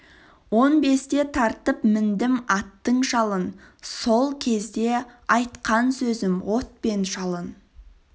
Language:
Kazakh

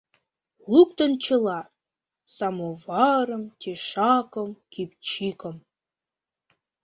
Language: Mari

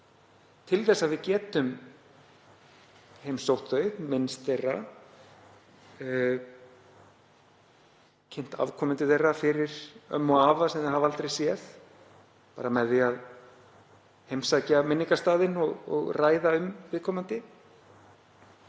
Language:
Icelandic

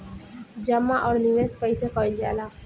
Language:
Bhojpuri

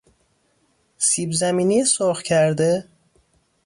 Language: Persian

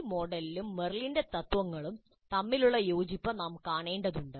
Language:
Malayalam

